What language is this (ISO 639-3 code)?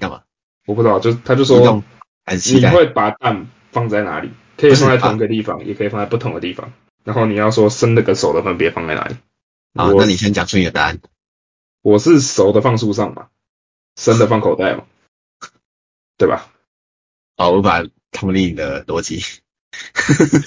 zho